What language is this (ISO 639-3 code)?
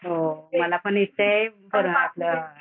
mar